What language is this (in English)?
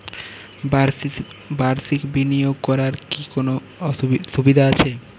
Bangla